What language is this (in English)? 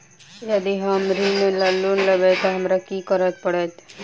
Maithili